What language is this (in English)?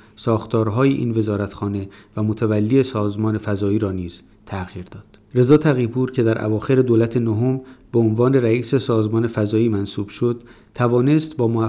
Persian